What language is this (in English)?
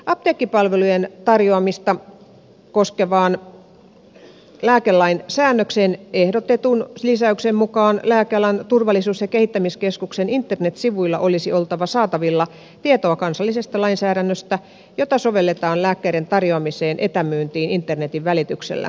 Finnish